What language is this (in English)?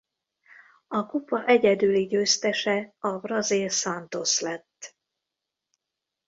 Hungarian